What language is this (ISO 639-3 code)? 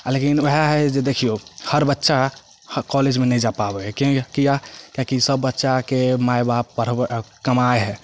mai